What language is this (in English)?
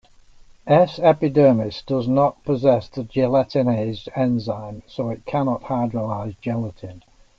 English